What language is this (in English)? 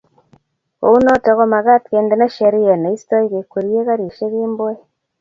Kalenjin